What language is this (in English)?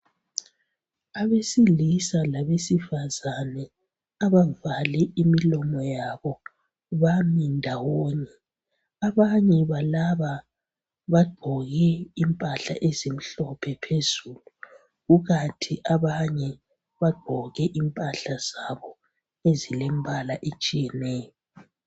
North Ndebele